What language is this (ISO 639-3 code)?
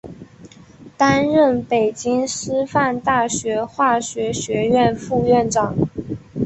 zho